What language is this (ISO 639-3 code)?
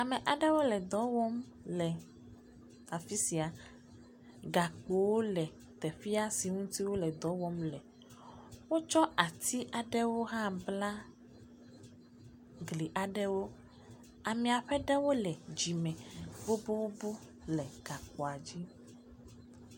ewe